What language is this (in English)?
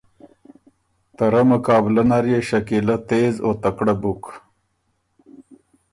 Ormuri